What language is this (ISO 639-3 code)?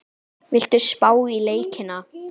isl